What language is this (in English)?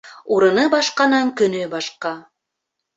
Bashkir